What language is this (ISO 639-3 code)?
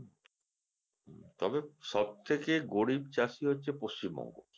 ben